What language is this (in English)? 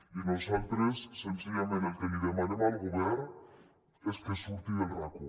Catalan